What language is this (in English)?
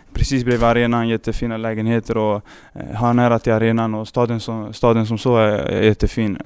Swedish